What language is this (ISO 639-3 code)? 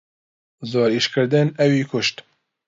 ckb